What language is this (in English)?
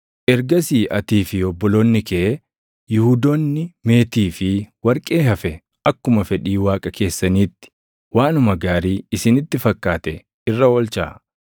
Oromo